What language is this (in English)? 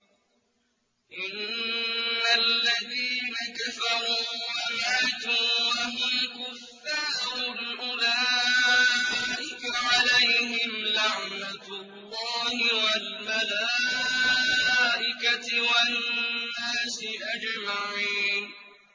Arabic